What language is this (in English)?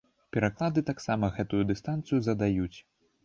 Belarusian